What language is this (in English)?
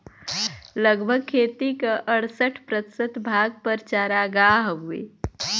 Bhojpuri